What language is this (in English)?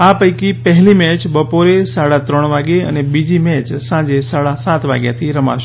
Gujarati